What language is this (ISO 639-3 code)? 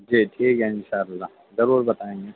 urd